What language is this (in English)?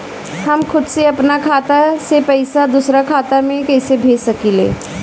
Bhojpuri